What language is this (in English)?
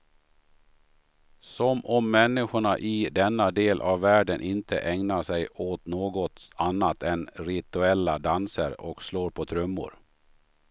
Swedish